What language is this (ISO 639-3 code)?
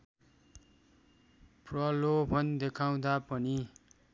nep